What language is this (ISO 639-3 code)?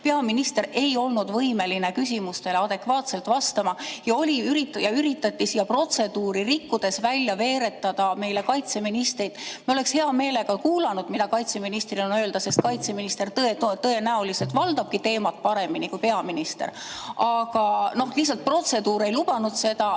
est